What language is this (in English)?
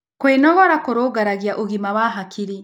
Kikuyu